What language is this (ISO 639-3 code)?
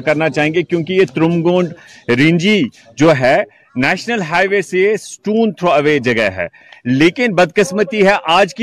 urd